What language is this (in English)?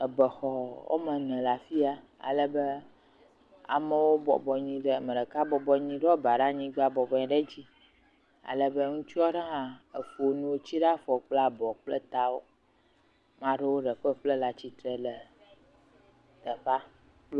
Ewe